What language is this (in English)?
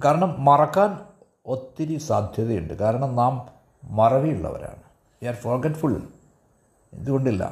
Malayalam